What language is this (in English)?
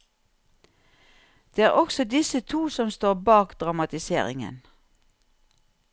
Norwegian